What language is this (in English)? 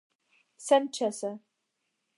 Esperanto